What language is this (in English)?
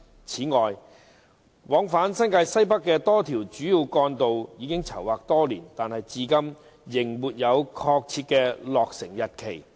Cantonese